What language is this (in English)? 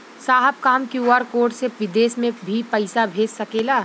Bhojpuri